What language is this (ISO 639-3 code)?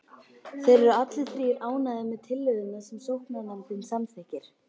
isl